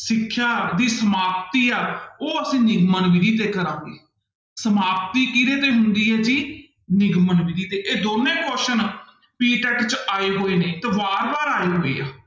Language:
Punjabi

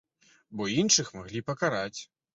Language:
Belarusian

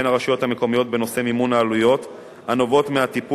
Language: Hebrew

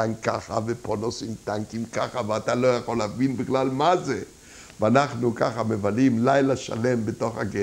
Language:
Hebrew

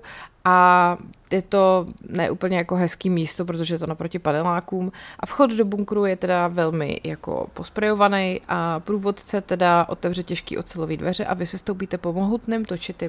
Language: Czech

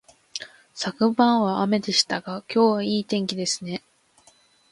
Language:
Japanese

